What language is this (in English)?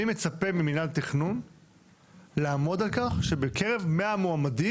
Hebrew